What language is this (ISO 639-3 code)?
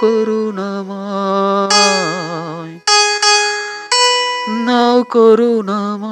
ben